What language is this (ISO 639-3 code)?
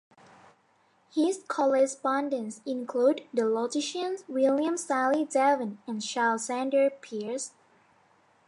eng